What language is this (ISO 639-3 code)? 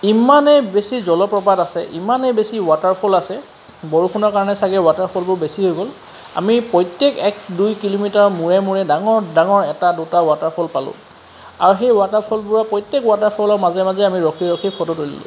asm